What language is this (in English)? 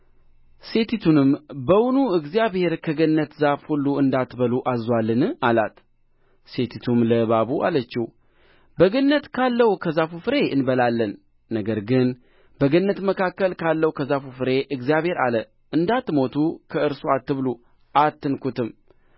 Amharic